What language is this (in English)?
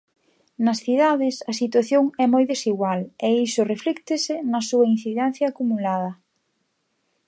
Galician